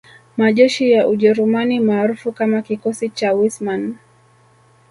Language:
Swahili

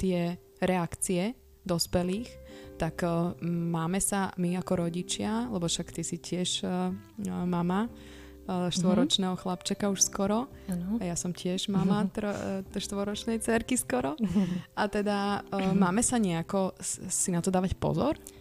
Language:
Slovak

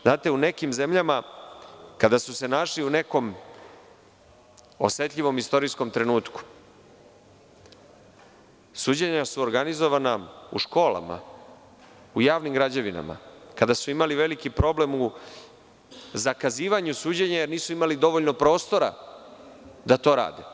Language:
Serbian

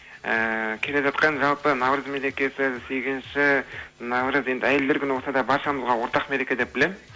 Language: Kazakh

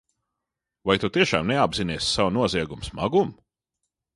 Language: Latvian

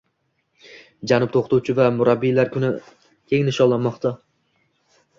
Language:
Uzbek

